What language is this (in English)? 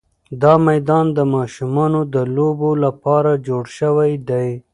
Pashto